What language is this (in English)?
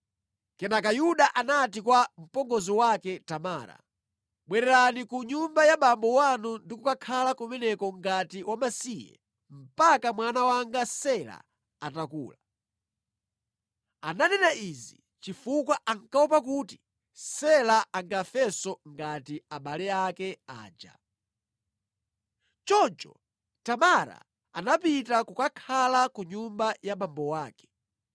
Nyanja